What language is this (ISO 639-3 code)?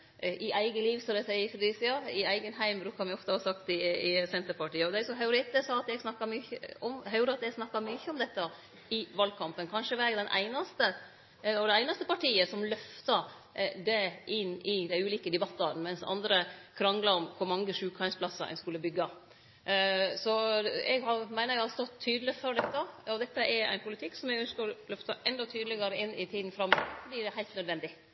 nno